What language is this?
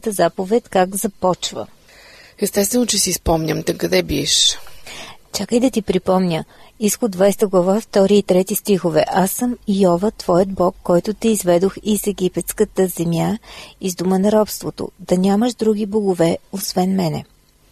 Bulgarian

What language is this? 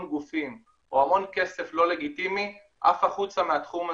Hebrew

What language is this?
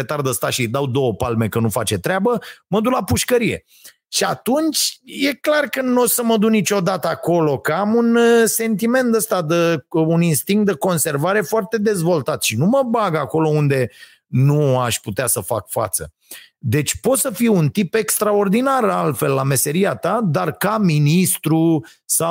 Romanian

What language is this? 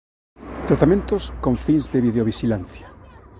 Galician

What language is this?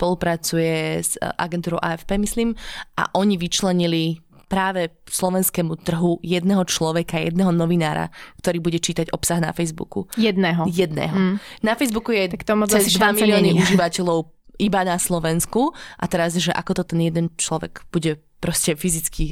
Slovak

